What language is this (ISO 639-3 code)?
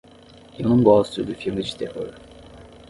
por